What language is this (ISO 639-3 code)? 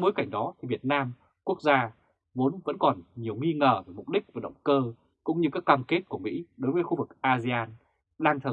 vie